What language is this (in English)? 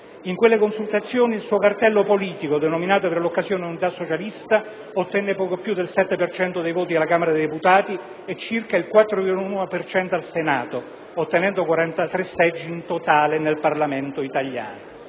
Italian